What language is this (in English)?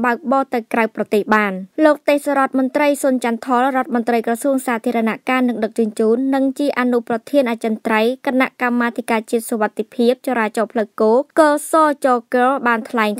Thai